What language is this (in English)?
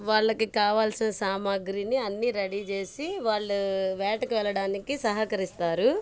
Telugu